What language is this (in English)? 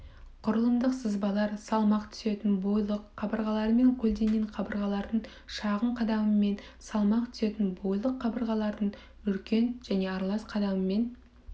Kazakh